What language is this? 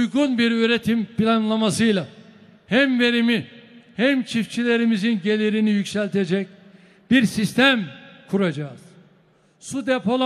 Turkish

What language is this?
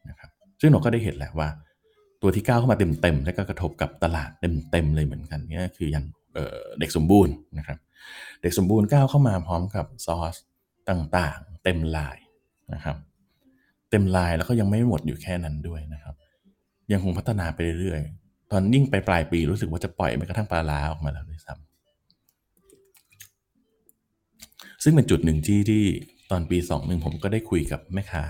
Thai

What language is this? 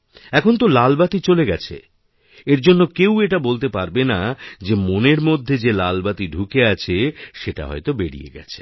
Bangla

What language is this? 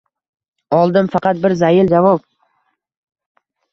Uzbek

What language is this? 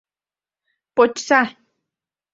Mari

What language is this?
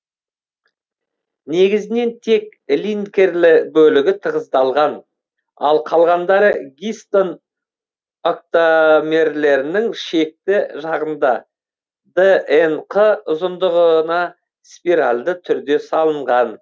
Kazakh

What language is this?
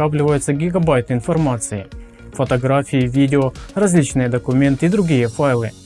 Russian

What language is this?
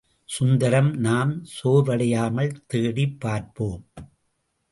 Tamil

